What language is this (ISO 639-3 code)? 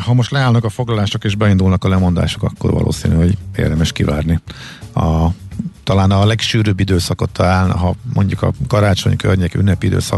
hun